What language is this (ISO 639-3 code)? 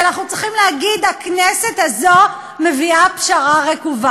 heb